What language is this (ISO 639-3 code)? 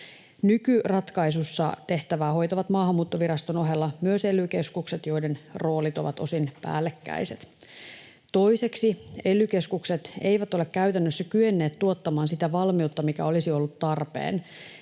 fin